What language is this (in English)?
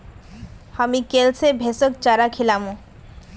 Magahi